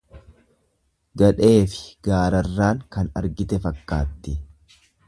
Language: Oromo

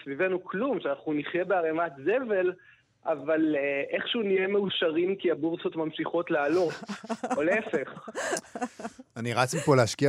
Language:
Hebrew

